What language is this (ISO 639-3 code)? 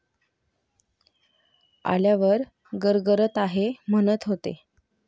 mar